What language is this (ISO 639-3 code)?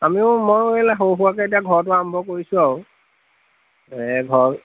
asm